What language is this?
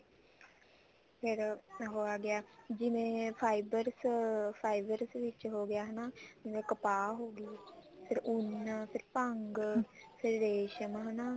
Punjabi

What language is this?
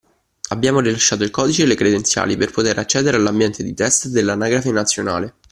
Italian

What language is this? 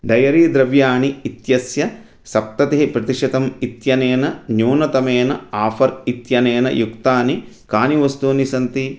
Sanskrit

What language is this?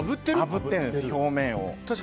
Japanese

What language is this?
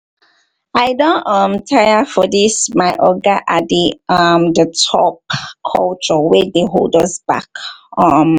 Nigerian Pidgin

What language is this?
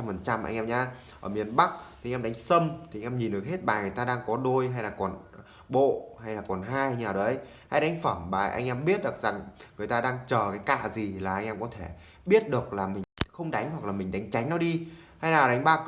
Vietnamese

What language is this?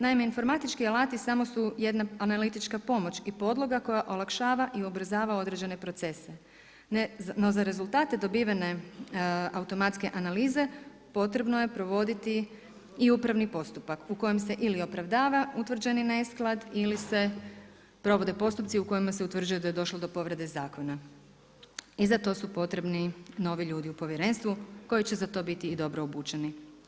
Croatian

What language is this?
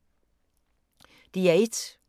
Danish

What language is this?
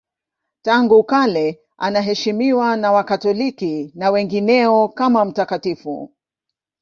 Swahili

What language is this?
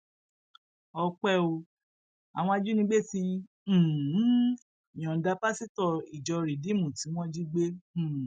Yoruba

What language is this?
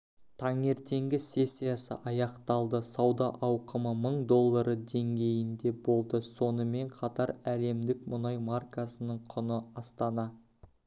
Kazakh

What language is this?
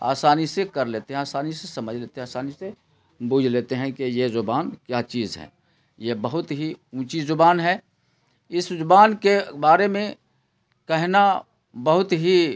Urdu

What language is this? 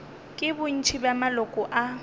Northern Sotho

